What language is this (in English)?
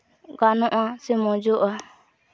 Santali